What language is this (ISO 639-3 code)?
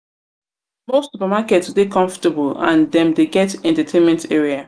pcm